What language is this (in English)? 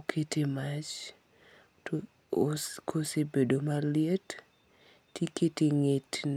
Luo (Kenya and Tanzania)